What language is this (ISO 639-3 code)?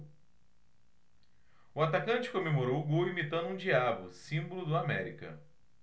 por